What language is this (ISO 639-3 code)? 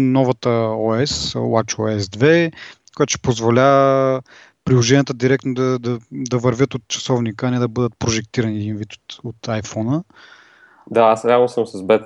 bul